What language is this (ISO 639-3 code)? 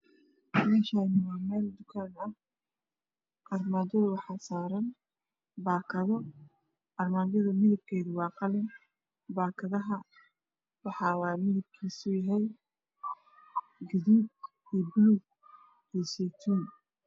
som